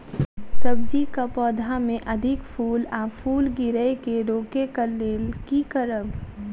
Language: Maithili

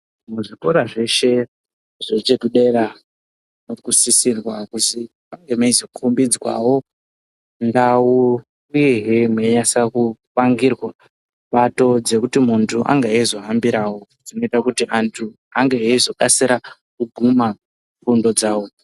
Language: Ndau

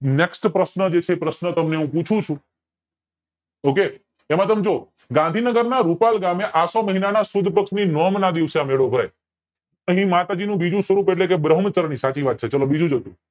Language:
Gujarati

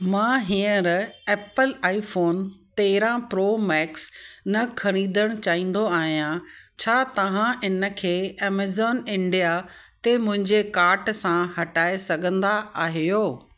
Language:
Sindhi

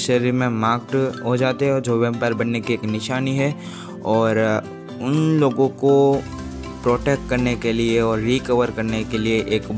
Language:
Hindi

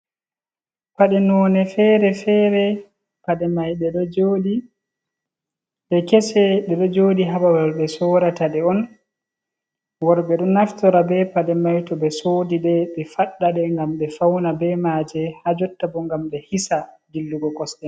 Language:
Fula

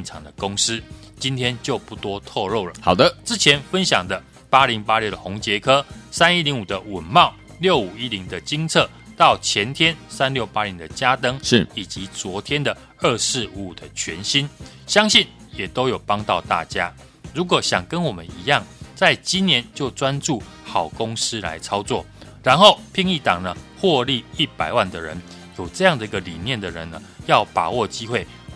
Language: Chinese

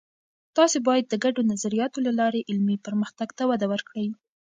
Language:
Pashto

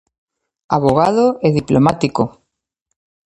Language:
Galician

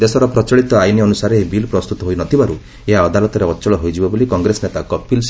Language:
Odia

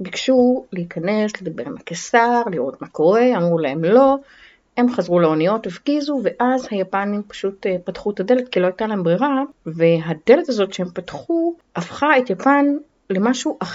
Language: Hebrew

